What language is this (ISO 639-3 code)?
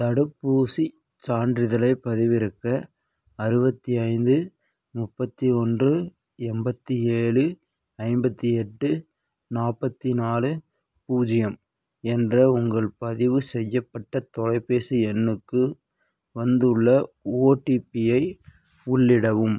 tam